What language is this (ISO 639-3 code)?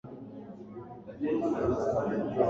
swa